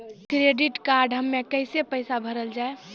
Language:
Maithili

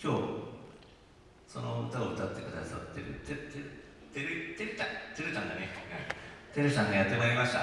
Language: Japanese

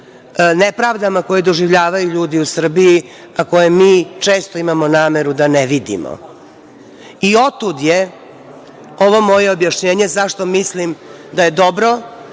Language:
Serbian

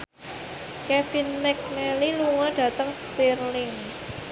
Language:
Javanese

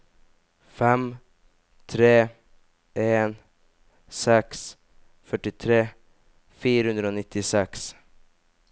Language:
Norwegian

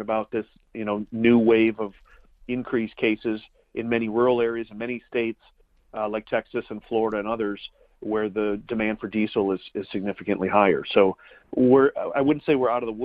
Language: English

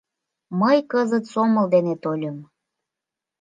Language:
Mari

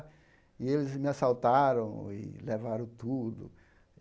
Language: Portuguese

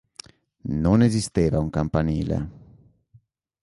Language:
Italian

